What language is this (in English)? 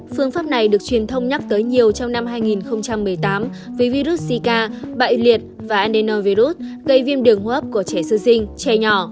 Vietnamese